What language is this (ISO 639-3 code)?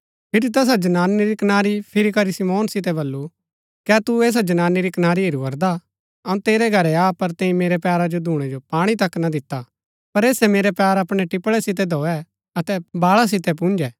gbk